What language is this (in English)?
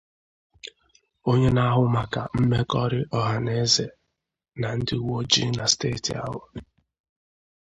Igbo